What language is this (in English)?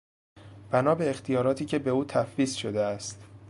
Persian